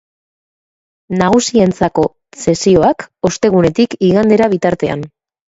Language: Basque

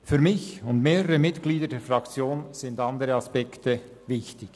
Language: Swiss German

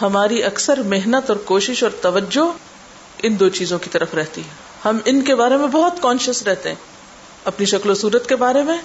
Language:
Urdu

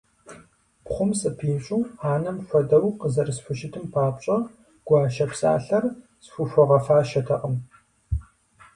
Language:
Kabardian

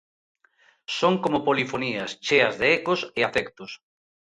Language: Galician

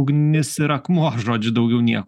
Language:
Lithuanian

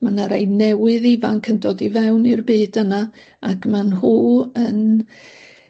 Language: Welsh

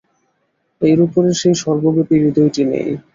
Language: Bangla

